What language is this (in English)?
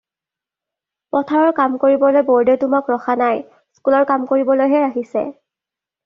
Assamese